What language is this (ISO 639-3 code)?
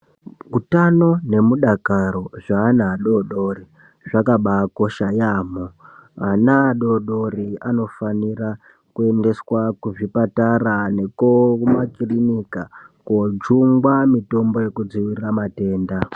ndc